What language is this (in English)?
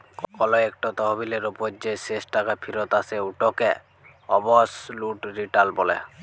Bangla